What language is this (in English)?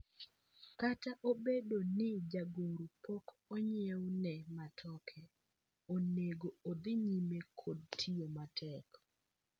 Luo (Kenya and Tanzania)